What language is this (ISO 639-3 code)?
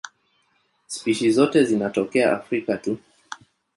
swa